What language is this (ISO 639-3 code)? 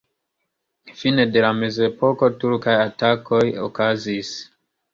epo